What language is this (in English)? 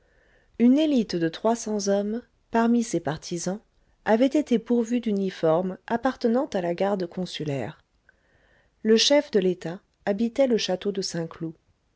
French